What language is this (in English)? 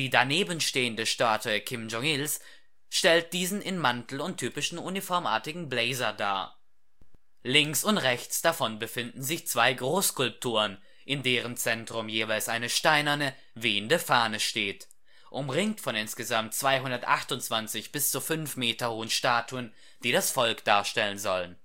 German